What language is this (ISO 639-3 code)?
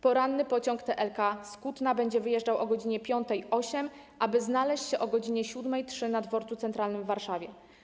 pol